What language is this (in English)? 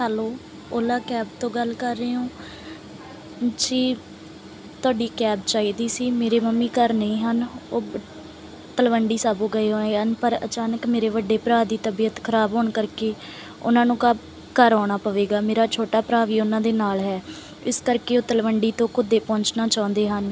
Punjabi